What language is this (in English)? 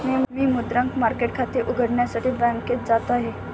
Marathi